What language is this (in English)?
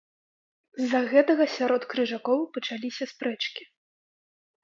Belarusian